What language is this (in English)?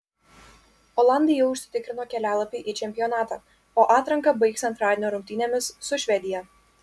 Lithuanian